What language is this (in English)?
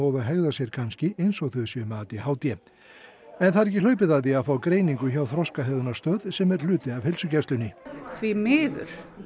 Icelandic